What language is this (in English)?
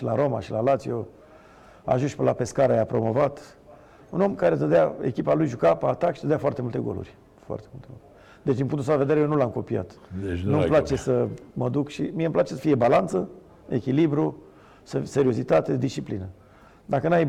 Romanian